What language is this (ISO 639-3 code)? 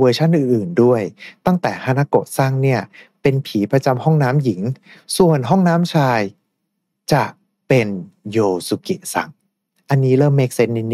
tha